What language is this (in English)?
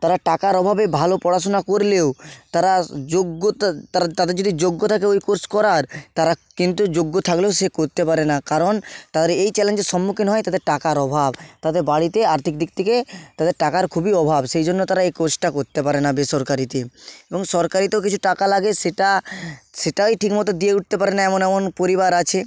Bangla